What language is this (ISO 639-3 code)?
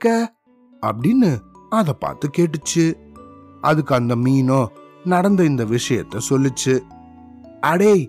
tam